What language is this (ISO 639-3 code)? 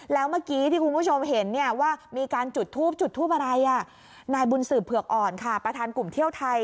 tha